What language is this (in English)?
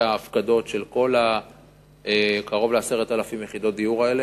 Hebrew